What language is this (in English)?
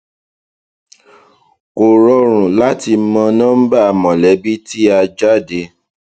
Yoruba